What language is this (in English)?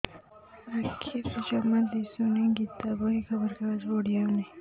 Odia